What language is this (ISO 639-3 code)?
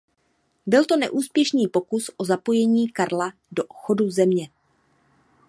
ces